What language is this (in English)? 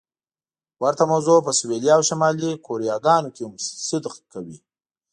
Pashto